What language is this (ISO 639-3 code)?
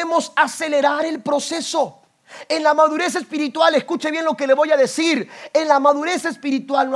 spa